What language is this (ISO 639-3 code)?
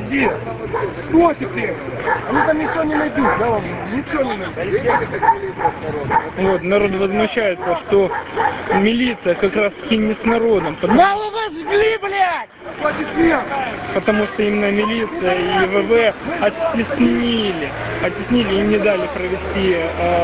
rus